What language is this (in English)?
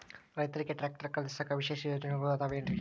Kannada